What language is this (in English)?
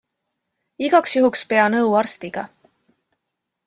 Estonian